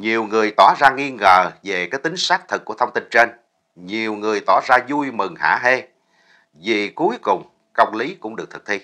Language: Vietnamese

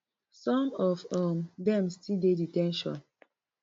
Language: Nigerian Pidgin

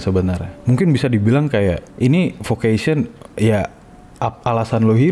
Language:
Indonesian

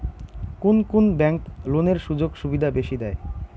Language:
Bangla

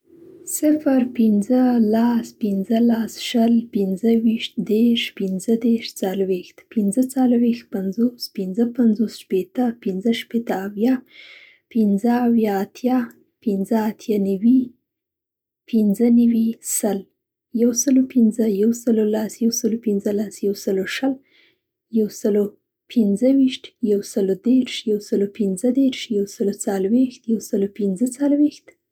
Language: Central Pashto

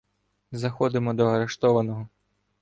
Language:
Ukrainian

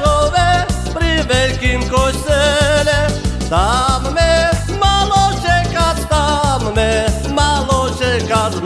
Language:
Slovak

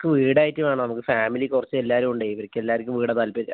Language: Malayalam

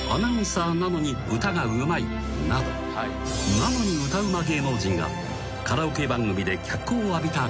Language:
Japanese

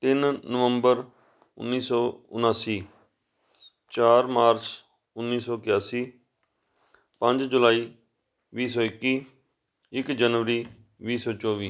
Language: Punjabi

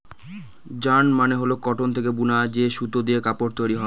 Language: Bangla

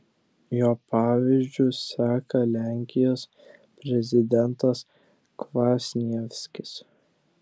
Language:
Lithuanian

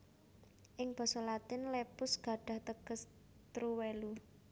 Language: Javanese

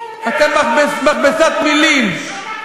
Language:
Hebrew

